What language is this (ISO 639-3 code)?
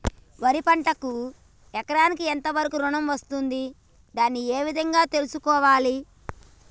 tel